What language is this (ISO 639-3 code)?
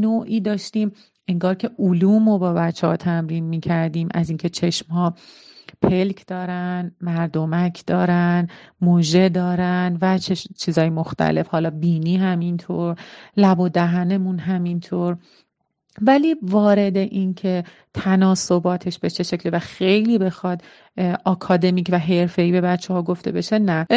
fas